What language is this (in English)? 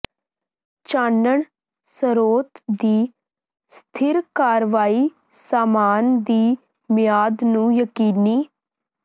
Punjabi